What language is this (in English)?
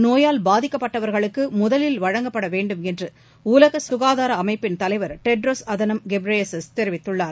Tamil